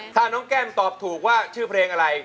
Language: Thai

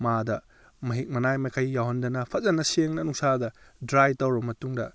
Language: Manipuri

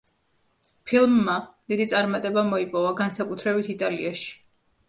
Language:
Georgian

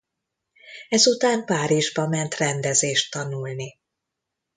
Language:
Hungarian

